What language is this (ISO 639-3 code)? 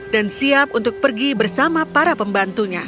ind